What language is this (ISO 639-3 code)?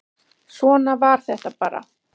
isl